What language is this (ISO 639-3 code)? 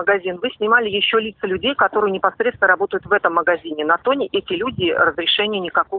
rus